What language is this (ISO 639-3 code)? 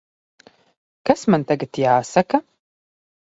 lav